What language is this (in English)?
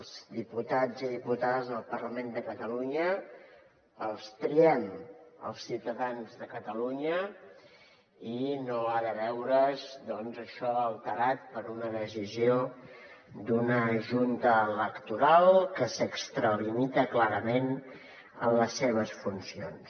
Catalan